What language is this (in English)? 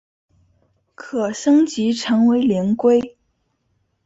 Chinese